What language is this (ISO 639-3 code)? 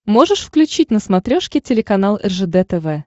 rus